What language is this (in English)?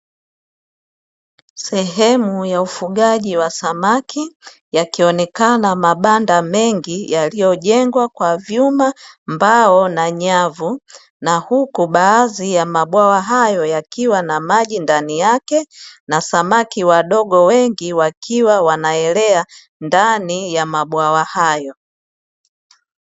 Swahili